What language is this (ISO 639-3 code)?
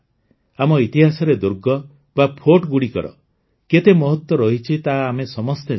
ori